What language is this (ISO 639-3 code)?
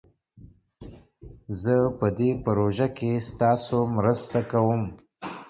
pus